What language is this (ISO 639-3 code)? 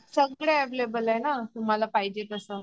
mar